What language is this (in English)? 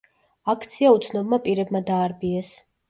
Georgian